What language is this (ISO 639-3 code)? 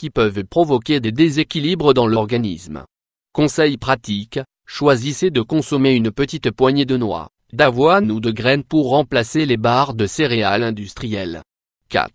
fra